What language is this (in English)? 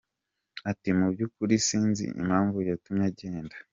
Kinyarwanda